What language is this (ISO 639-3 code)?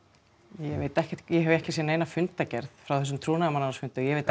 isl